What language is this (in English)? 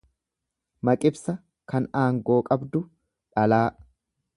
Oromo